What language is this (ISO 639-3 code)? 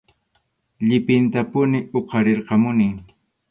qxu